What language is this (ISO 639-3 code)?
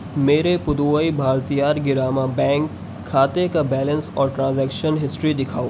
urd